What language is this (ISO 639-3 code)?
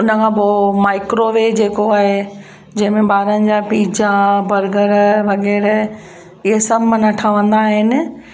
snd